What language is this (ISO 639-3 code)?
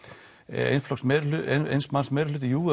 isl